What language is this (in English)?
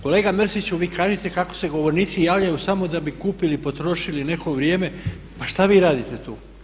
Croatian